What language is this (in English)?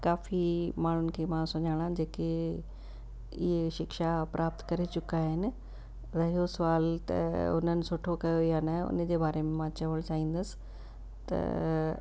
Sindhi